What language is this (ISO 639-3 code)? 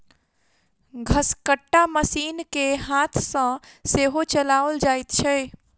mai